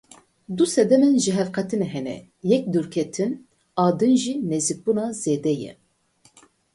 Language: Kurdish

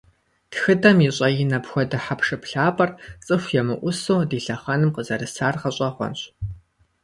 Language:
Kabardian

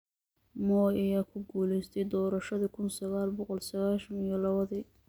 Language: Somali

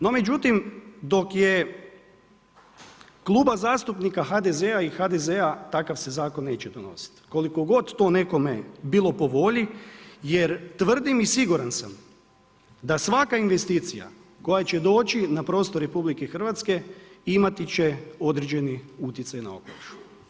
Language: Croatian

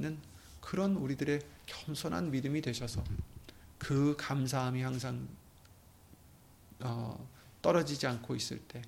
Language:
Korean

